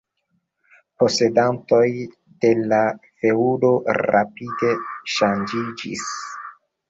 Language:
Esperanto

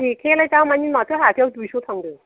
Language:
Bodo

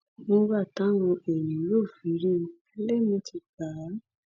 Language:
Yoruba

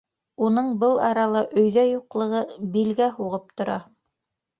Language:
Bashkir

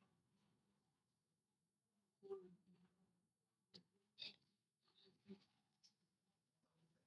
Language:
Eastern Bolivian Guaraní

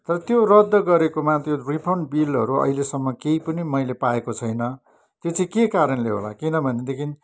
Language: Nepali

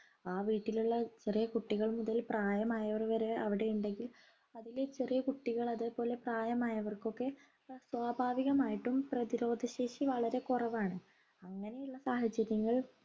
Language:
Malayalam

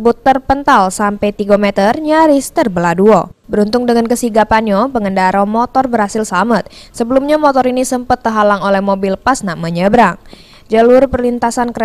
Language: Indonesian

